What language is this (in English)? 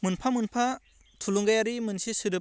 Bodo